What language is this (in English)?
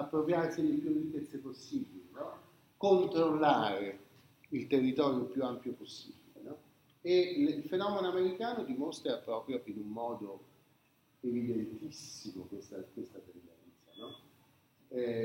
Italian